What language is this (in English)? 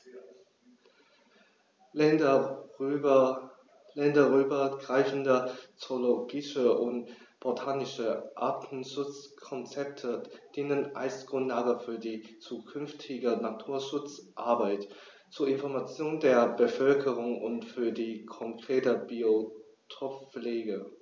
German